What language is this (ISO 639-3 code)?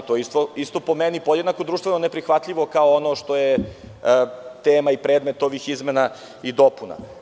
srp